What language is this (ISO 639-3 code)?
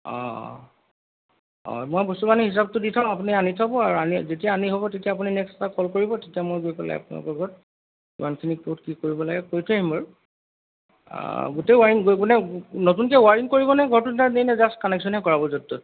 asm